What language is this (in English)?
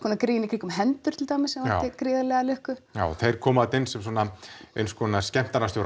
Icelandic